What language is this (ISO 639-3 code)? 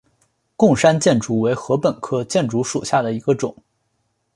zho